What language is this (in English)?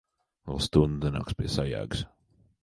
Latvian